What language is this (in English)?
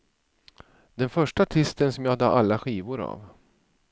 Swedish